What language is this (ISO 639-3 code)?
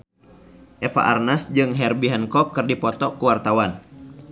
sun